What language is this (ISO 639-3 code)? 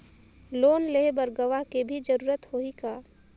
hne